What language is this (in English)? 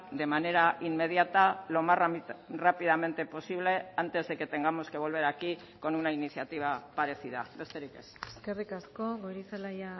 Spanish